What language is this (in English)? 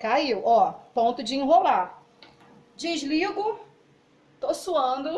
Portuguese